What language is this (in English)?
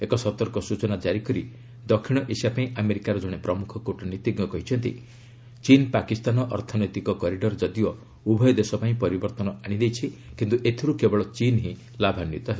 Odia